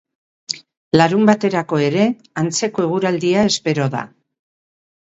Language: Basque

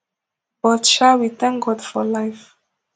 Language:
Nigerian Pidgin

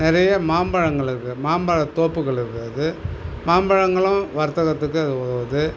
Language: Tamil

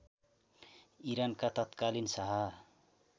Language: Nepali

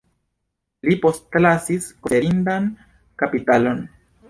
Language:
Esperanto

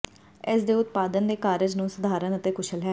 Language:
Punjabi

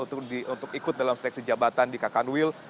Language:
Indonesian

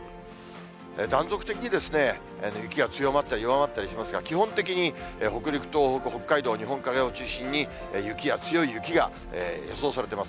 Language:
Japanese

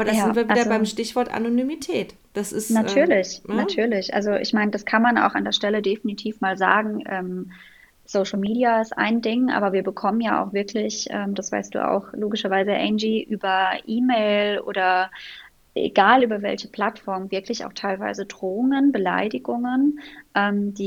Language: German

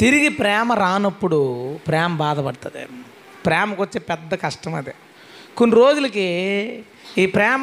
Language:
Telugu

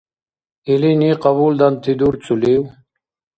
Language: Dargwa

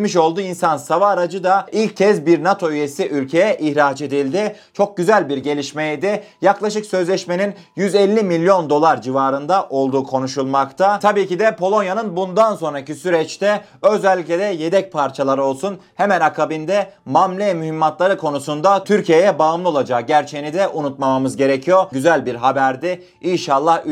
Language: Turkish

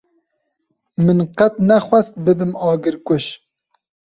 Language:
Kurdish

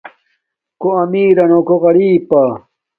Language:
Domaaki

